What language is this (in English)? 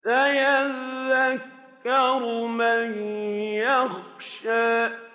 Arabic